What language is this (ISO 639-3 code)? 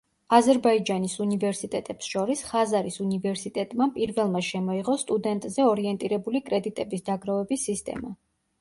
kat